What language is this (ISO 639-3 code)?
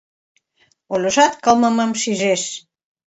chm